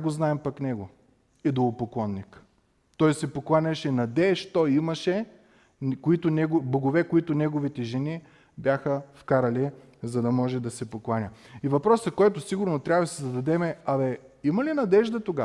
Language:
Bulgarian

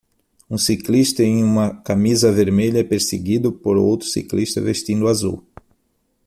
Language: Portuguese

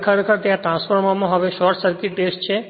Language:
Gujarati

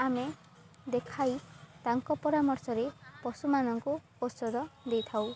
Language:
Odia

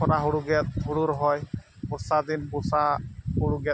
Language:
Santali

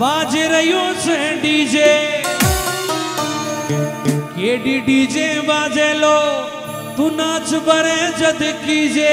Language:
Hindi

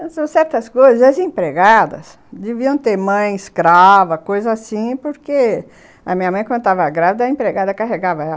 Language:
Portuguese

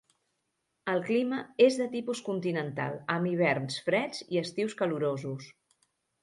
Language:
Catalan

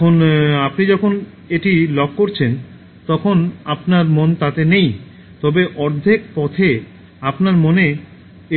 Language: Bangla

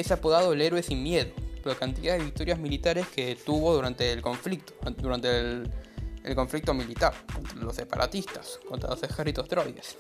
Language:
Spanish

